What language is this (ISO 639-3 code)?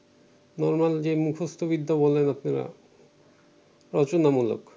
ben